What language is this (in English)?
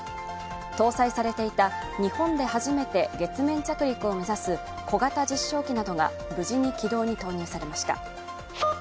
Japanese